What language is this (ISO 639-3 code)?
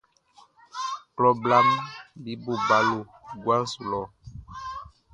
bci